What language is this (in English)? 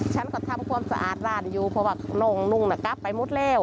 Thai